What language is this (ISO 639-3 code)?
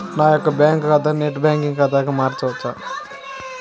tel